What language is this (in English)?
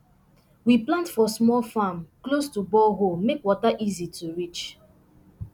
Nigerian Pidgin